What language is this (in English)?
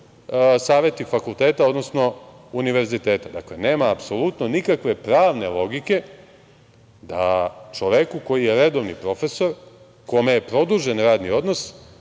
Serbian